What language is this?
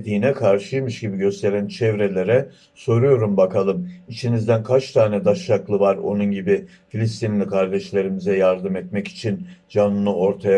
Turkish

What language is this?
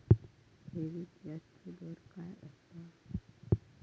Marathi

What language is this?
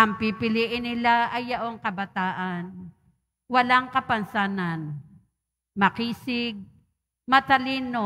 Filipino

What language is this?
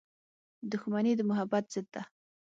Pashto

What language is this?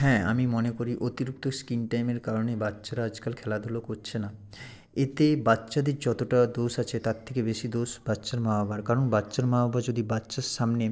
Bangla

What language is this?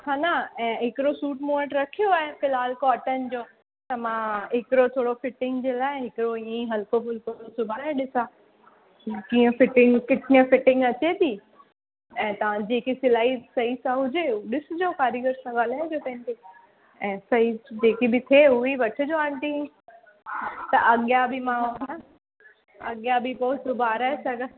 Sindhi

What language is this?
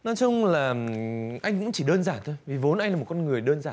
Vietnamese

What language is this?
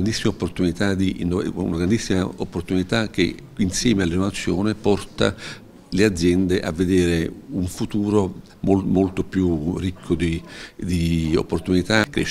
Italian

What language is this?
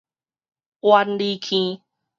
Min Nan Chinese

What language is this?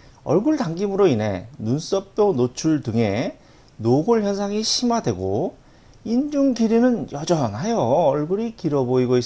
Korean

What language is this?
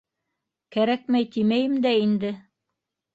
Bashkir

